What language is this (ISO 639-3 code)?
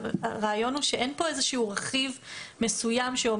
heb